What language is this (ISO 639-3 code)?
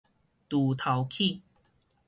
nan